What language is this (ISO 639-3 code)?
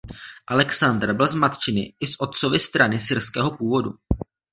ces